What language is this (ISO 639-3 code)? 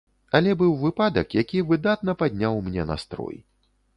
bel